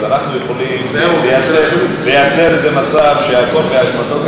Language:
Hebrew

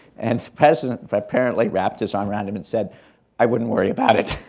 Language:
English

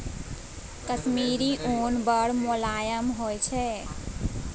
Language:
Maithili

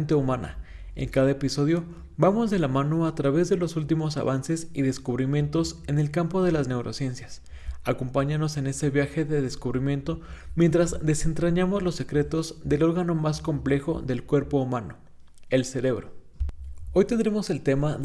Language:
Spanish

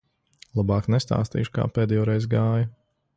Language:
Latvian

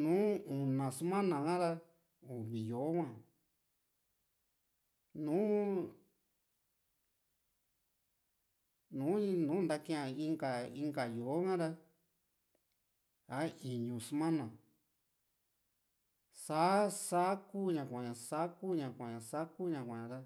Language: Juxtlahuaca Mixtec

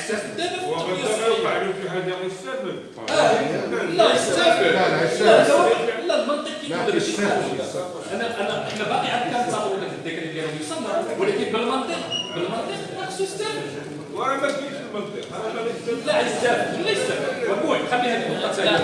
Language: Arabic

